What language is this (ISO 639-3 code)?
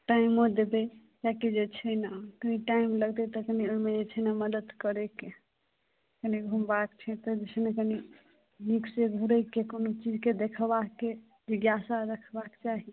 mai